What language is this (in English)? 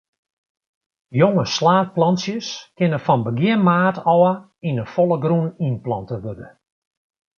Western Frisian